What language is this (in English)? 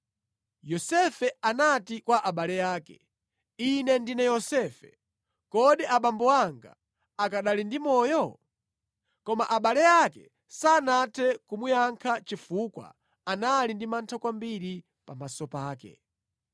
Nyanja